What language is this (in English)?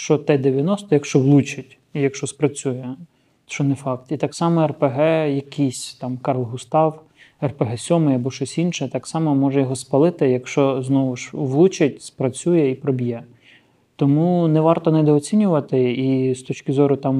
Ukrainian